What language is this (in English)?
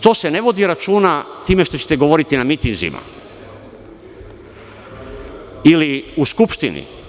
Serbian